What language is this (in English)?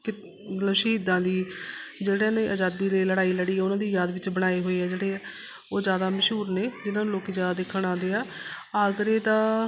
Punjabi